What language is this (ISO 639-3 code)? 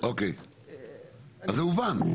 heb